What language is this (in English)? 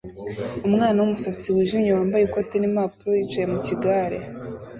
Kinyarwanda